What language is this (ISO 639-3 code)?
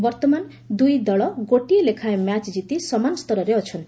ori